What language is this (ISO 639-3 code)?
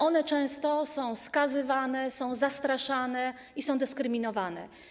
pol